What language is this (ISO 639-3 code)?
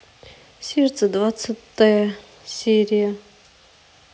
rus